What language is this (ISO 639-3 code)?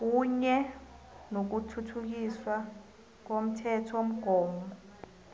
nbl